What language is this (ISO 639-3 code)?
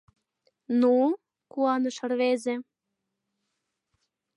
chm